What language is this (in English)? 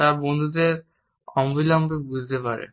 Bangla